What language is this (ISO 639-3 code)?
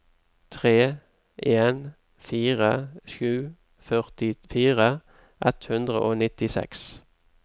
nor